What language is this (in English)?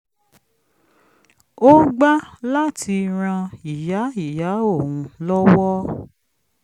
Yoruba